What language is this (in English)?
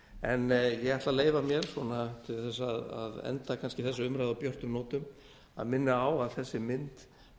Icelandic